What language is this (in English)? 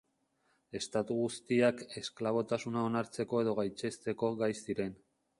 Basque